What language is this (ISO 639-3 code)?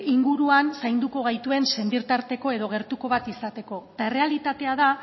eus